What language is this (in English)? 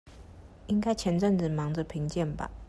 Chinese